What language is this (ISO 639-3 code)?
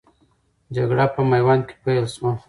pus